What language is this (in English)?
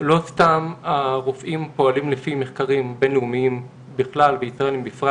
Hebrew